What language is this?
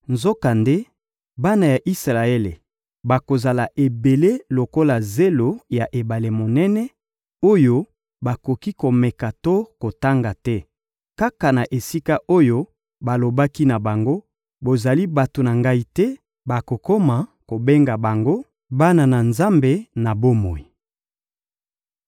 Lingala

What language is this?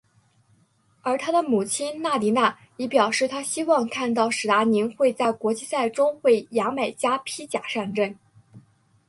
Chinese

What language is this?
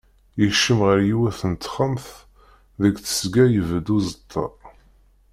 Kabyle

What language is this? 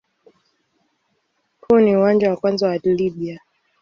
Swahili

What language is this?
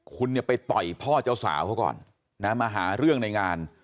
Thai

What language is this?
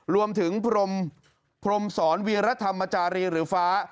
Thai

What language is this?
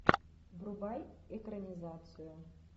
Russian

